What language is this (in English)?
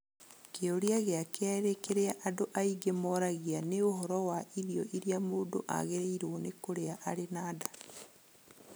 Kikuyu